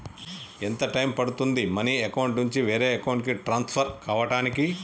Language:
Telugu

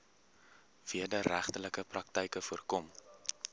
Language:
Afrikaans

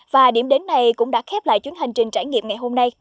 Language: Vietnamese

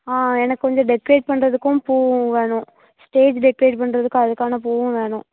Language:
Tamil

